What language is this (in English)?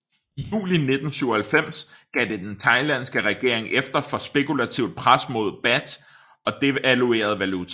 Danish